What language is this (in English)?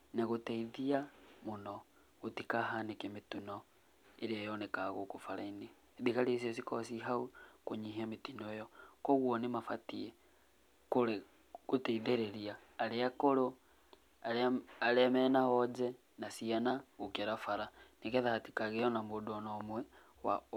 Kikuyu